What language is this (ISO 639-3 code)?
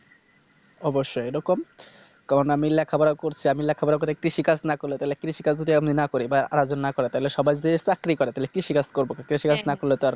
ben